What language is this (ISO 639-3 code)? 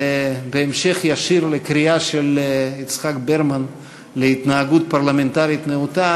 heb